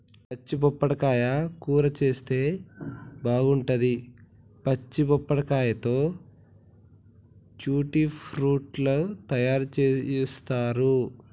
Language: Telugu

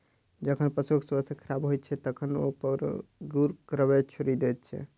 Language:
Maithili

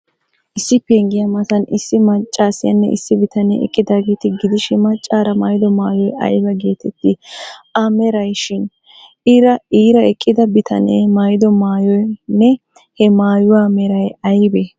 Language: Wolaytta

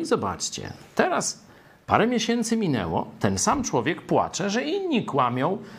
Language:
Polish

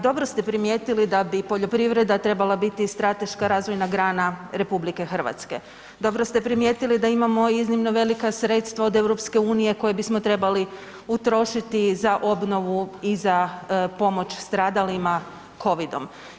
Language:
Croatian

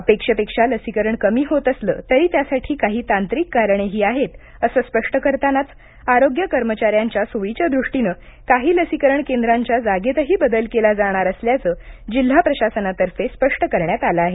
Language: Marathi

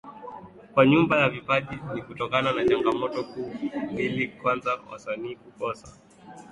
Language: Swahili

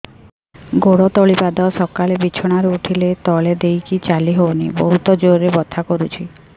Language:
Odia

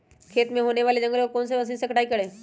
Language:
Magahi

